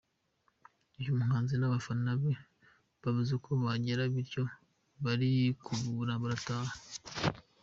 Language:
Kinyarwanda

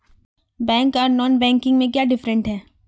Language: Magahi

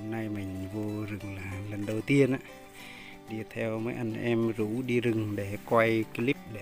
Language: Vietnamese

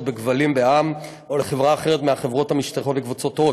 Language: Hebrew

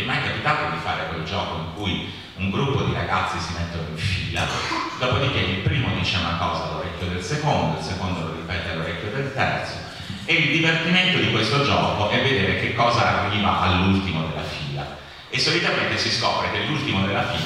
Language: Italian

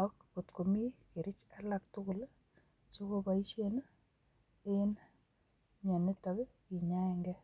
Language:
Kalenjin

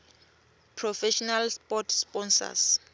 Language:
Swati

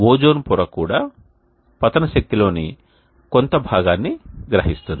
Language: Telugu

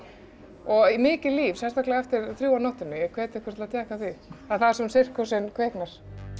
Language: Icelandic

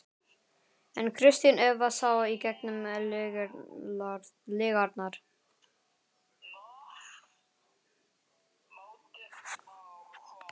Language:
Icelandic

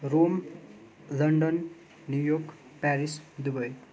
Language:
Nepali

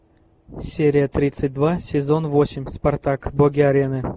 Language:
Russian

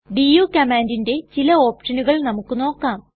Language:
Malayalam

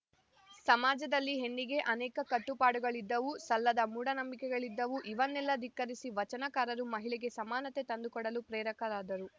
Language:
Kannada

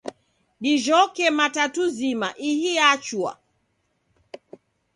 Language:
Taita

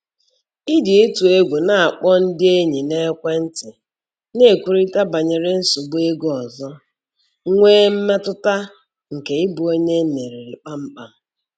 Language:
Igbo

